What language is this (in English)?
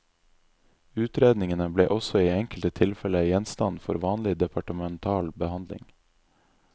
Norwegian